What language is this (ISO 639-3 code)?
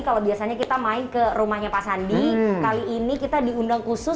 ind